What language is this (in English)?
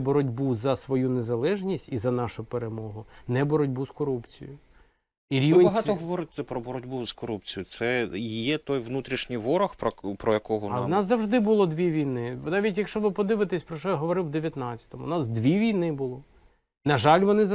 Ukrainian